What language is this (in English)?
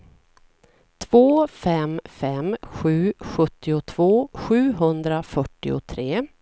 Swedish